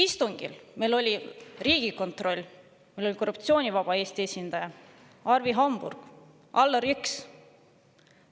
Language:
Estonian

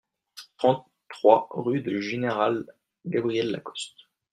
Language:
French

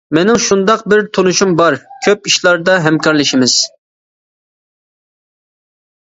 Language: Uyghur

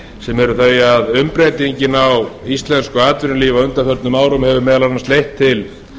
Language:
Icelandic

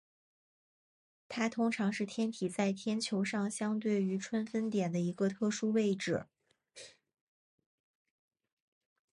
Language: Chinese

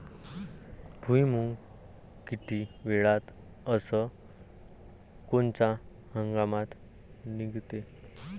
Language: Marathi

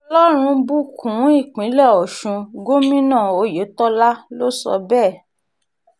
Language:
Yoruba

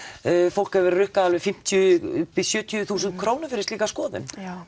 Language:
Icelandic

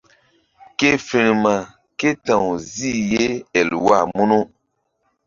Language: Mbum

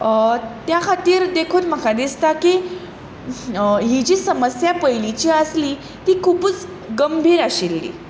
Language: Konkani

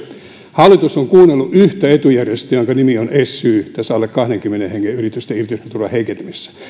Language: Finnish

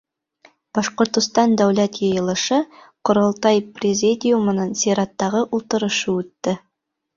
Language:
Bashkir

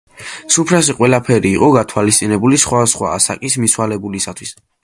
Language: Georgian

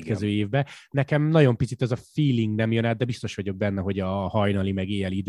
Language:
Hungarian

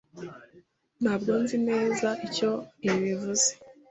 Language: Kinyarwanda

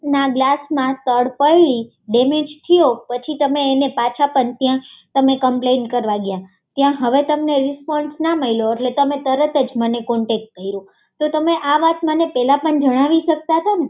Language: Gujarati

